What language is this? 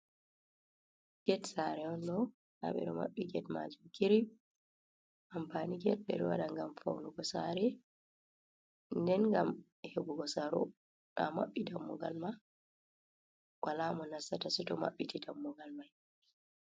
Fula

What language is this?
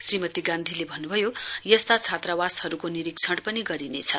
Nepali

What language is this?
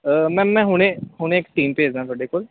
Punjabi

